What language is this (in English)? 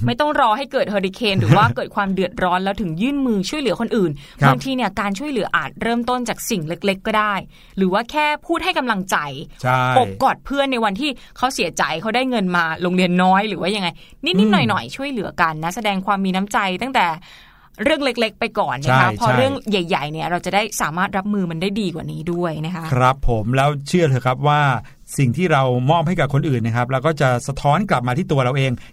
Thai